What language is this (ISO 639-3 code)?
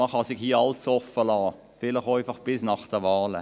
gsw